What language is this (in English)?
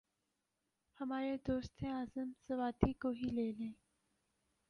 Urdu